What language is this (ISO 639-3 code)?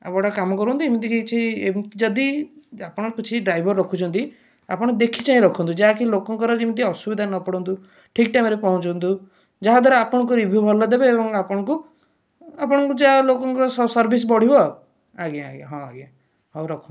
ori